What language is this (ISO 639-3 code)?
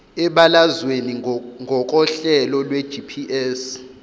zul